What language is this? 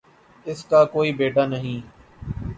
Urdu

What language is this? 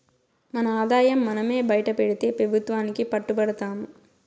Telugu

